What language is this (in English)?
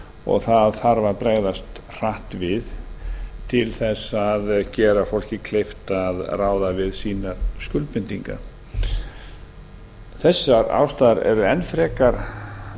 Icelandic